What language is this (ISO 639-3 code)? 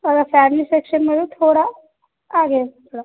urd